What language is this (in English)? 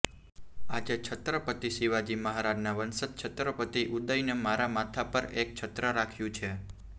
Gujarati